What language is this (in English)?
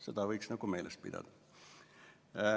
Estonian